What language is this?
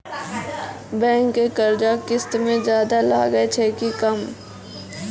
Maithili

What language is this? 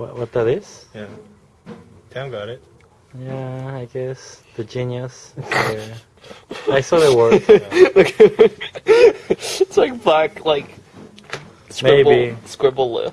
English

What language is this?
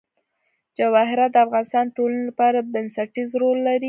Pashto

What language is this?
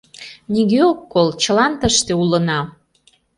Mari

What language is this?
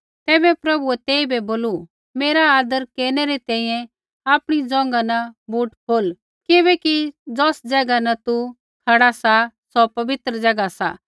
Kullu Pahari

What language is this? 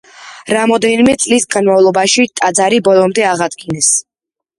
Georgian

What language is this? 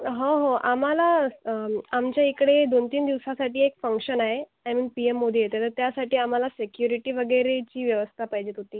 Marathi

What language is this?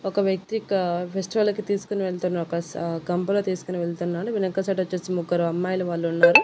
Telugu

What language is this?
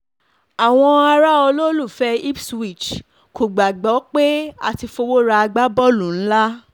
Yoruba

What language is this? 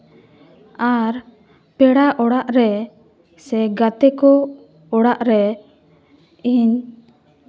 Santali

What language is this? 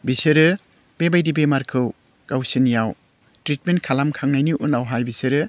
Bodo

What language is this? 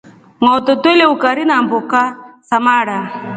Rombo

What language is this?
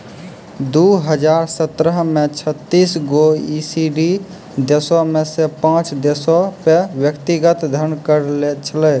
Maithili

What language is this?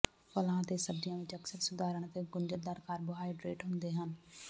Punjabi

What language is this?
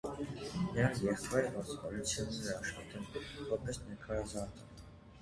Armenian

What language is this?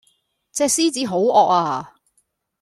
Cantonese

